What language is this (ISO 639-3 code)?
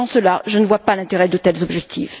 fra